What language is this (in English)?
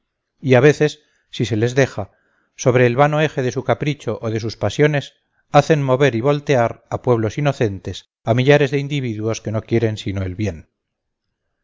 Spanish